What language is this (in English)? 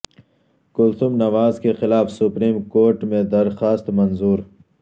Urdu